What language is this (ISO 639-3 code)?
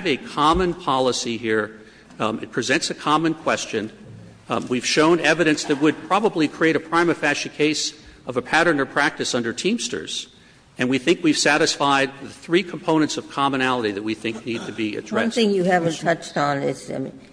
eng